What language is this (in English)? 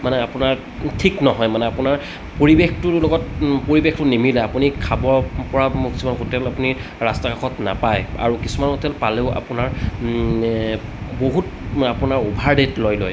Assamese